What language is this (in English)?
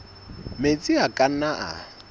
Southern Sotho